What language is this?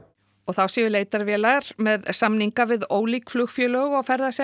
Icelandic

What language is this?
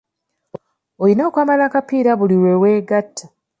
Ganda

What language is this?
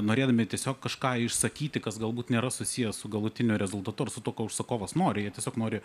Lithuanian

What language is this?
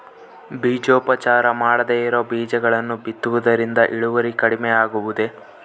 Kannada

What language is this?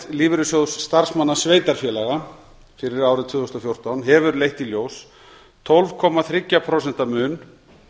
Icelandic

